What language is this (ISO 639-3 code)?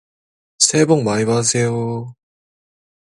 kor